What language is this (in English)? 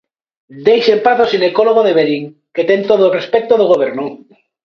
Galician